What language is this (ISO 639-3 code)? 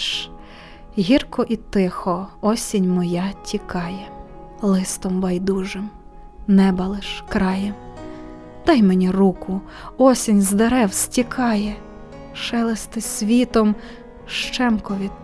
ukr